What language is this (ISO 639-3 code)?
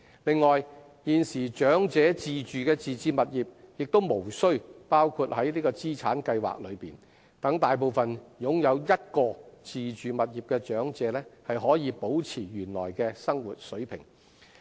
yue